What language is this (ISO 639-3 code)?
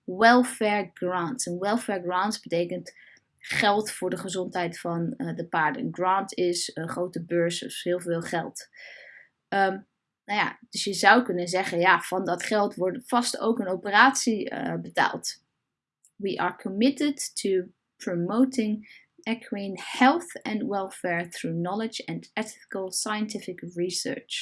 nld